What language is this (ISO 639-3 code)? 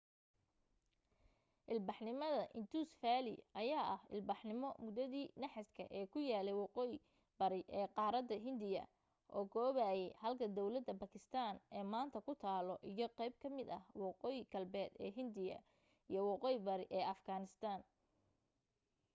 som